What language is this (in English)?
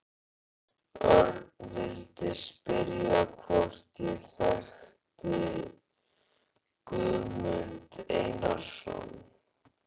Icelandic